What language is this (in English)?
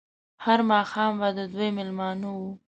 Pashto